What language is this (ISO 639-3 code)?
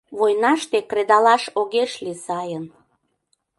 chm